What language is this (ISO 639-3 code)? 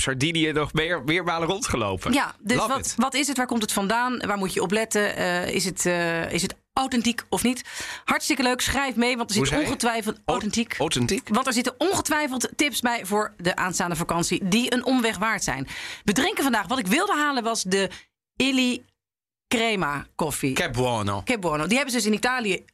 nld